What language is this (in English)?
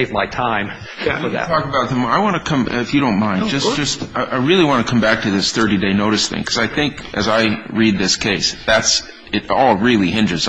English